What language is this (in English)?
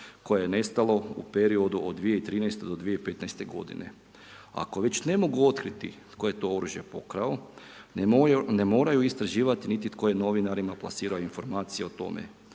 Croatian